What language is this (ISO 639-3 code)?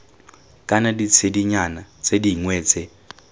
tsn